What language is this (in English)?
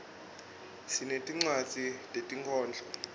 Swati